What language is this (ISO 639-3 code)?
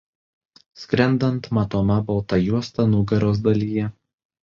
lit